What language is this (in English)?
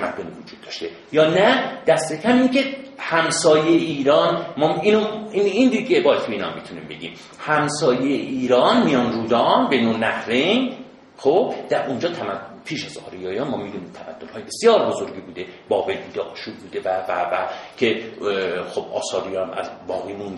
Persian